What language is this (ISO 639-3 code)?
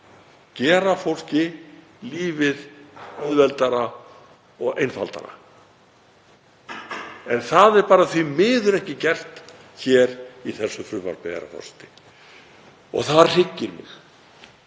isl